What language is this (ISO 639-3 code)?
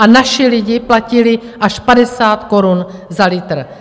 ces